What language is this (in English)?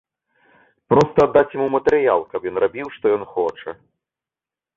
Belarusian